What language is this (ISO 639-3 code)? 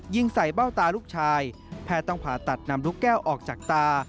tha